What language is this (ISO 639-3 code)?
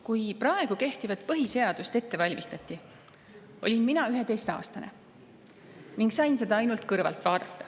est